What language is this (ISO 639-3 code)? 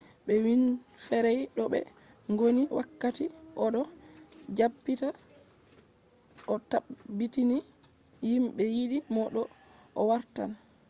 ful